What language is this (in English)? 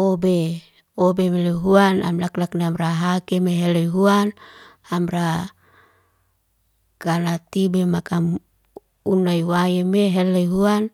Liana-Seti